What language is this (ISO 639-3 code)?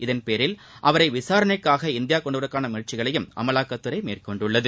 tam